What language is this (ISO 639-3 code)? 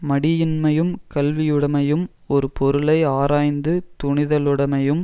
tam